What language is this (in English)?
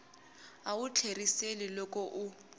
Tsonga